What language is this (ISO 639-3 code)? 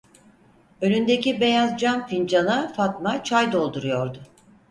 tur